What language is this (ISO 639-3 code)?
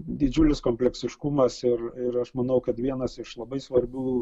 lit